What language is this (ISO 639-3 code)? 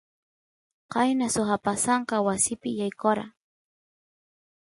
qus